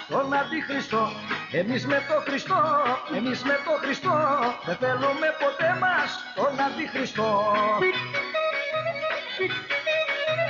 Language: Greek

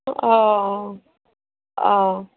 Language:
Assamese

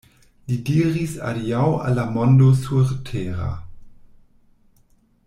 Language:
Esperanto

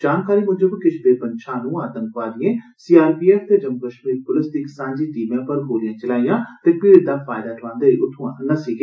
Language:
Dogri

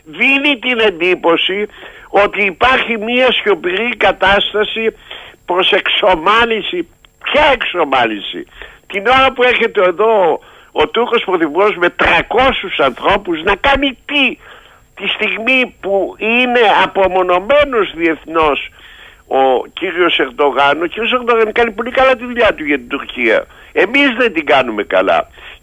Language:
Greek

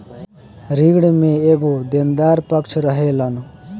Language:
Bhojpuri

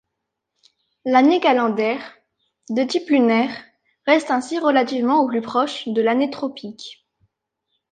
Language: French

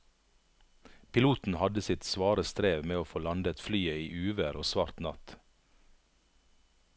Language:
Norwegian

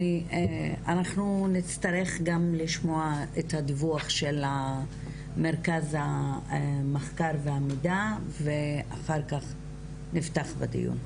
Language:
Hebrew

